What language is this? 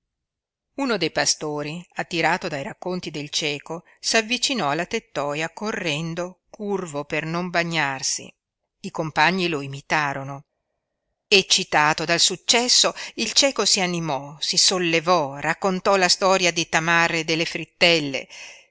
Italian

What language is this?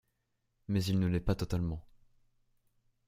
French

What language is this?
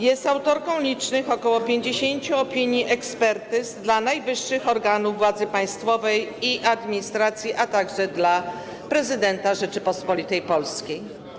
Polish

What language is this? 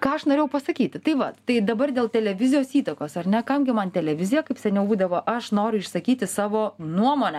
Lithuanian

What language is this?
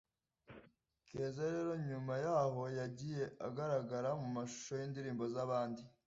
Kinyarwanda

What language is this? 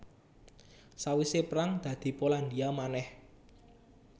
Javanese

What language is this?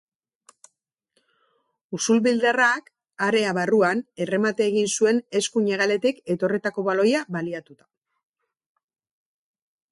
Basque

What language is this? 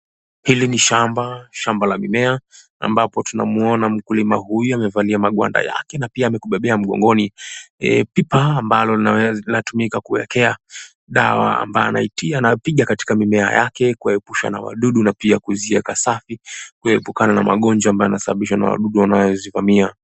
Swahili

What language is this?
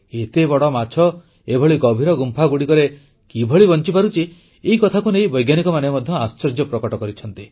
Odia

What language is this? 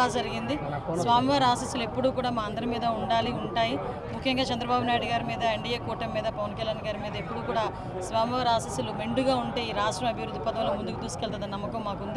Telugu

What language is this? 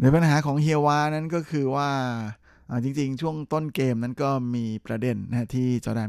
Thai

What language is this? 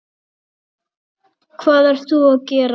Icelandic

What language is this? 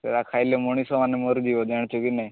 Odia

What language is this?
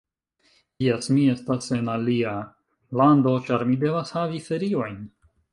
Esperanto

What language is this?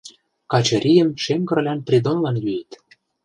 Mari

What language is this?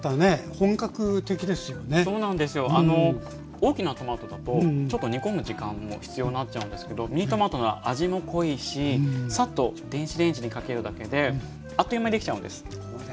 Japanese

